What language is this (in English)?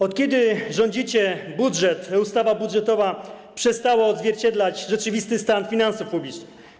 Polish